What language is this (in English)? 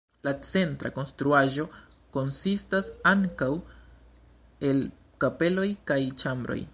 Esperanto